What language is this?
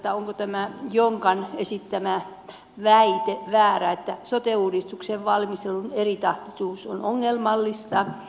Finnish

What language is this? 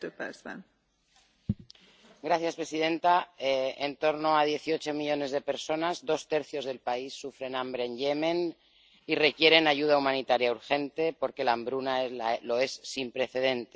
Spanish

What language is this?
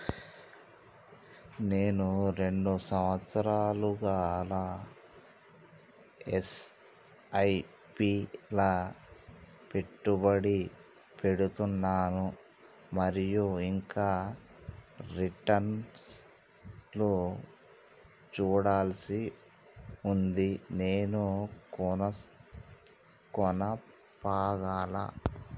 Telugu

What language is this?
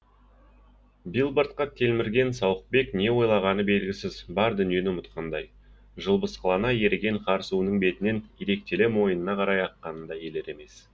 Kazakh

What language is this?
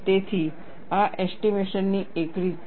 Gujarati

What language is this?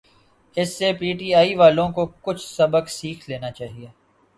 Urdu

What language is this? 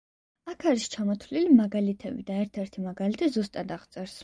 Georgian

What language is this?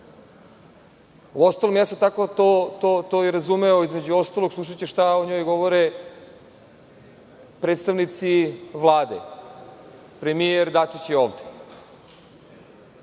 Serbian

